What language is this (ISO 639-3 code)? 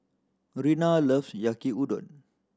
eng